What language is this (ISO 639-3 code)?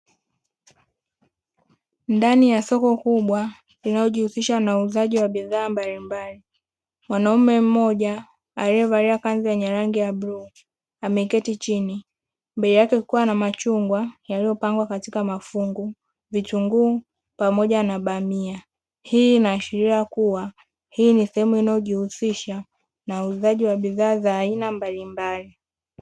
swa